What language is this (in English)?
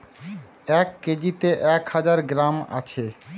Bangla